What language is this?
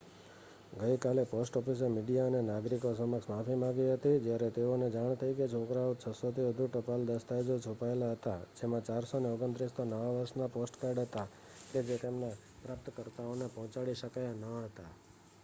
Gujarati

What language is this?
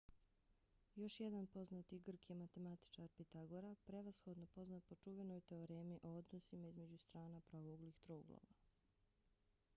Bosnian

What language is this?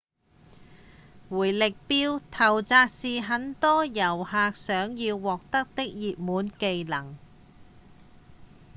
Cantonese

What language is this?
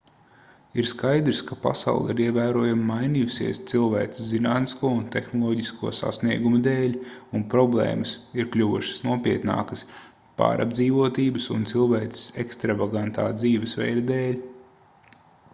Latvian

